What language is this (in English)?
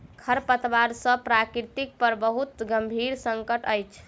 Maithili